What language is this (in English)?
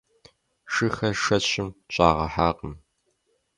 Kabardian